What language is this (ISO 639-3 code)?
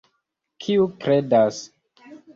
epo